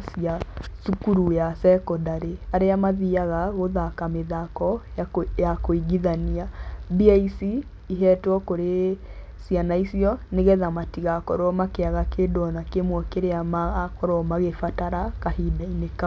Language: Kikuyu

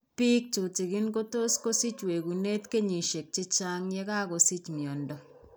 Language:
Kalenjin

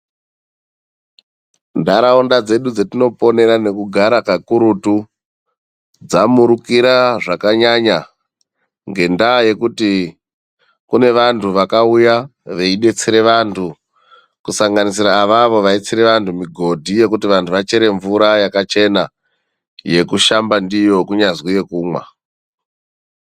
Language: Ndau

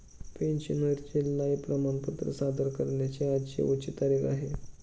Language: Marathi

